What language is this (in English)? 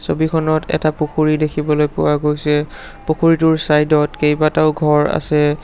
Assamese